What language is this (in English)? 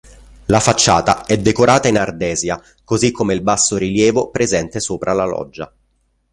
Italian